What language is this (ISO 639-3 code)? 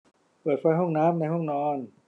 tha